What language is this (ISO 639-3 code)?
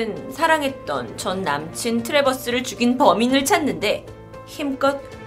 kor